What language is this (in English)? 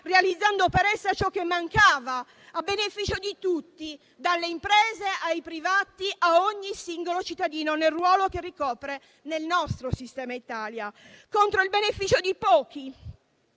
Italian